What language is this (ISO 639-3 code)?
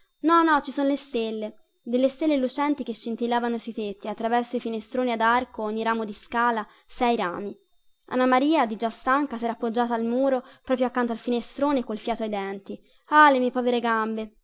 ita